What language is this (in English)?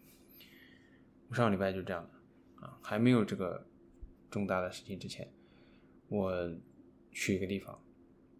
Chinese